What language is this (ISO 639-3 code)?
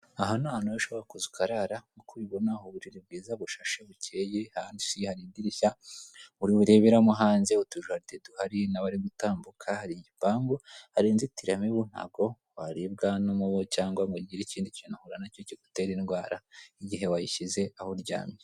kin